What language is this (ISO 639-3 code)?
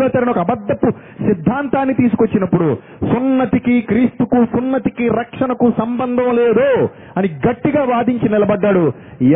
tel